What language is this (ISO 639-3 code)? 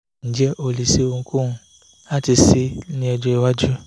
yor